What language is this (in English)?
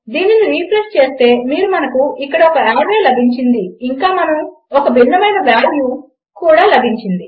Telugu